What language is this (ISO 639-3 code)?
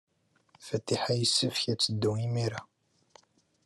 kab